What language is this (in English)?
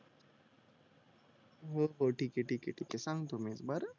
Marathi